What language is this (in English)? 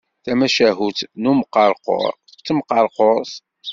Kabyle